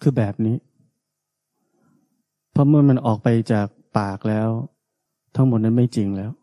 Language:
Thai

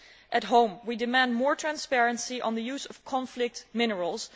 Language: English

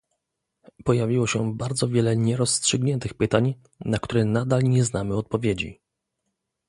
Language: Polish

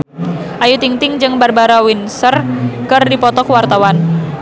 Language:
Sundanese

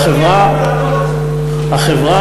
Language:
Hebrew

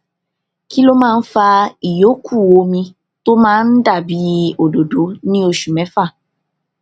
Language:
Yoruba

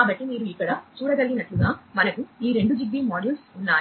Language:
Telugu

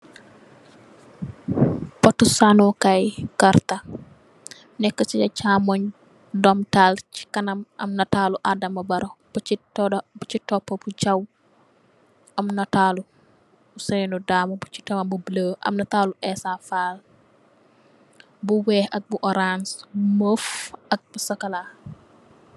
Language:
Wolof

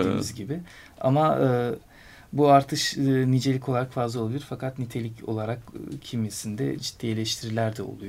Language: Turkish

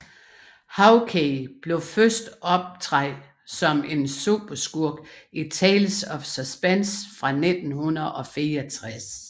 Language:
Danish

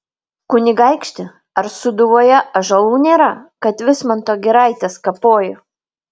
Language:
Lithuanian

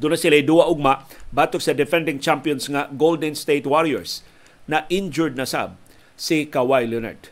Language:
Filipino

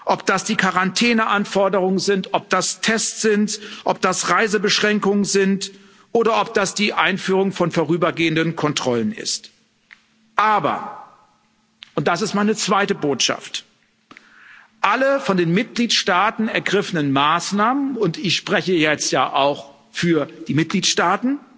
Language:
German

